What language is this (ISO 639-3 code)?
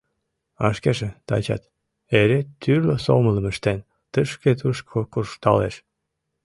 chm